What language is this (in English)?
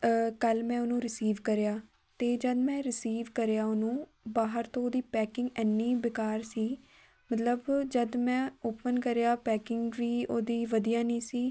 Punjabi